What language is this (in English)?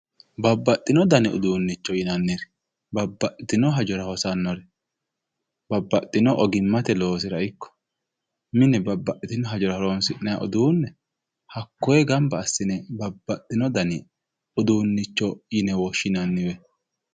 Sidamo